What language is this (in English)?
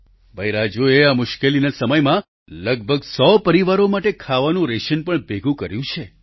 Gujarati